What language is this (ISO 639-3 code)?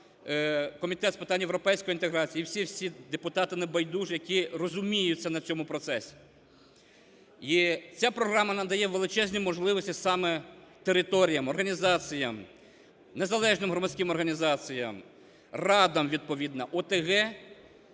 ukr